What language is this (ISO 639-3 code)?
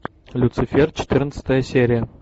rus